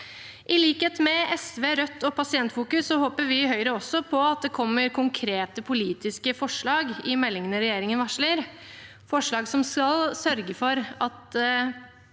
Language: Norwegian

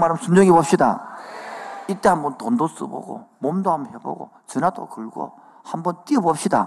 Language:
Korean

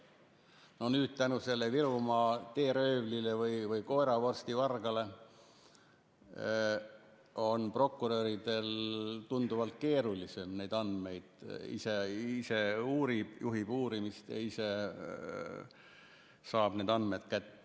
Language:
Estonian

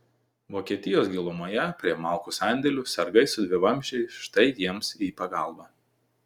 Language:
Lithuanian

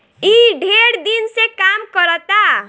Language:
Bhojpuri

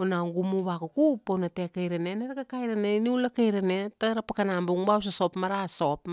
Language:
Kuanua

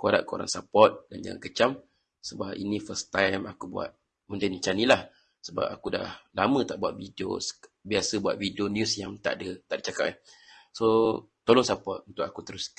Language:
Malay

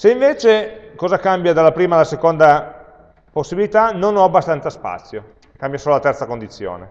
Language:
Italian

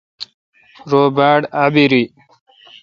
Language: Kalkoti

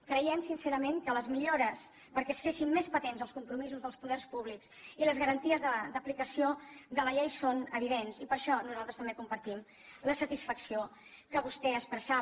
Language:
Catalan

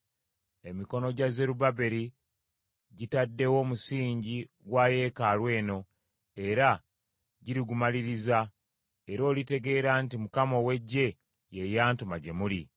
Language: Ganda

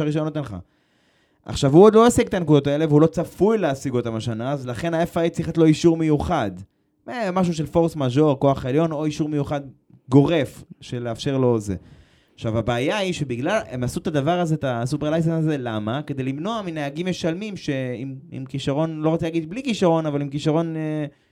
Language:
Hebrew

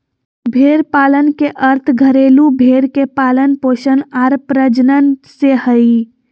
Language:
Magahi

